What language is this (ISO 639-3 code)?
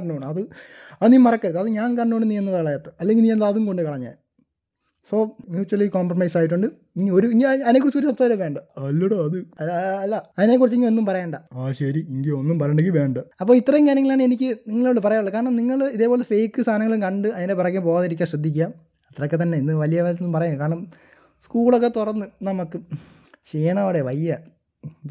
mal